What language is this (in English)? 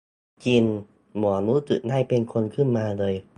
Thai